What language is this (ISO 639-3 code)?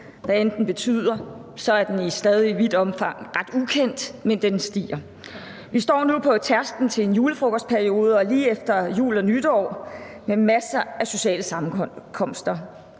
dan